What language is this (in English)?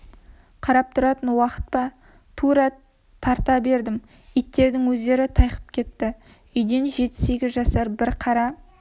Kazakh